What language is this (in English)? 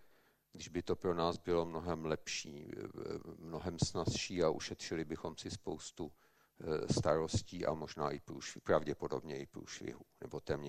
Czech